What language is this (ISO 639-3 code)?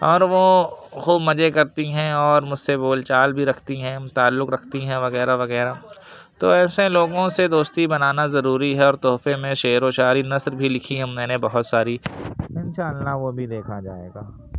urd